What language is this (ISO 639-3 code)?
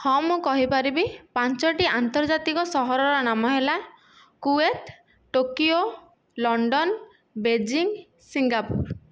ori